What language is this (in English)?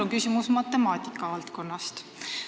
Estonian